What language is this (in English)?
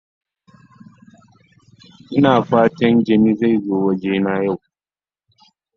Hausa